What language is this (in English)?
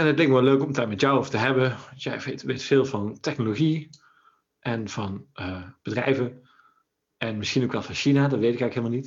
Dutch